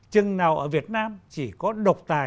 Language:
Vietnamese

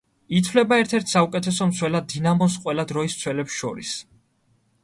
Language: Georgian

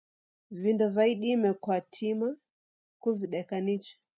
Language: Taita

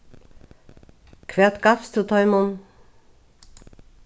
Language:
Faroese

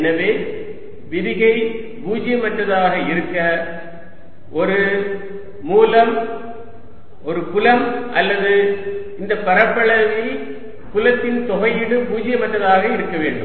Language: Tamil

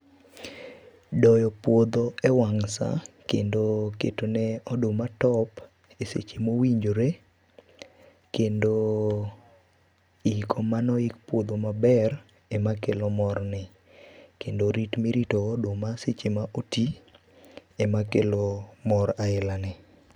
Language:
Luo (Kenya and Tanzania)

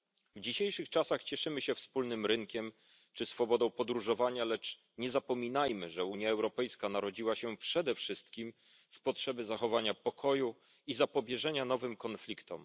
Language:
Polish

